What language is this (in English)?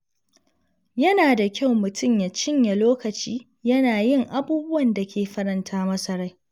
Hausa